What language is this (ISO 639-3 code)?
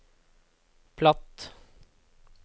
nor